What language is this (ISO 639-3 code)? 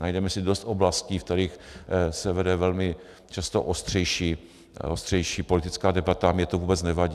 ces